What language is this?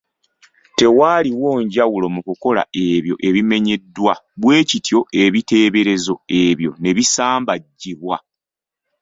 Ganda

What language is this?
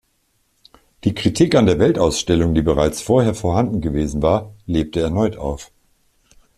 German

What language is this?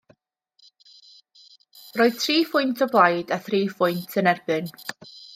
Welsh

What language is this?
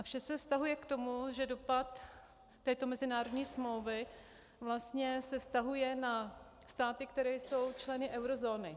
Czech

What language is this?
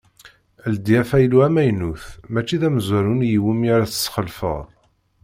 Kabyle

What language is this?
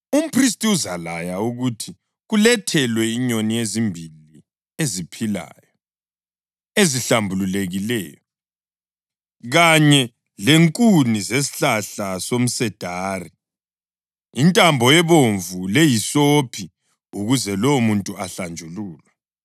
North Ndebele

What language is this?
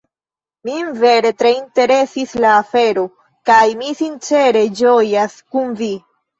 Esperanto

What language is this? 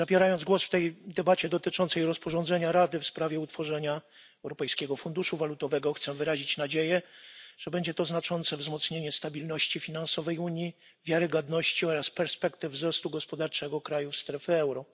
Polish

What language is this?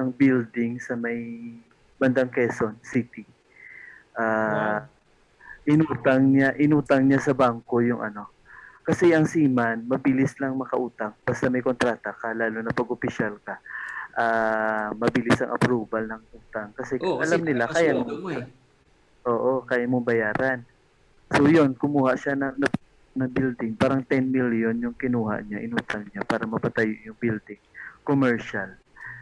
Filipino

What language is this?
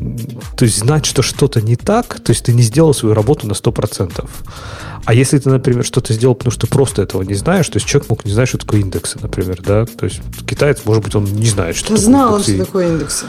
Russian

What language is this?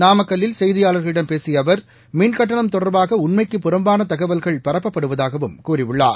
Tamil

